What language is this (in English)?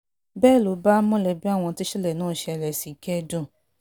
Yoruba